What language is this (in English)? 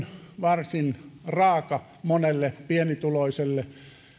Finnish